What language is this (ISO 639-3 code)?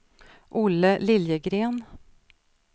swe